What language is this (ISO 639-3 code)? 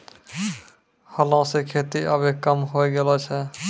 mai